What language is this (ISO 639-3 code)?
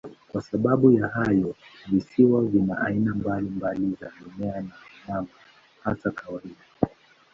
swa